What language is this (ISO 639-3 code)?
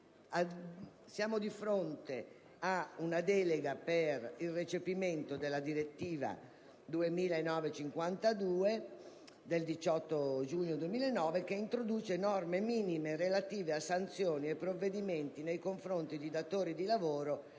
ita